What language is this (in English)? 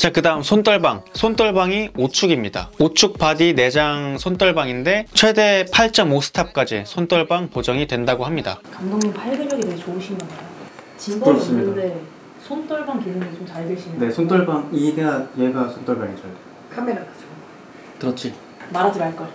Korean